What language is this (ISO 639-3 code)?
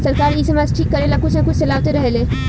bho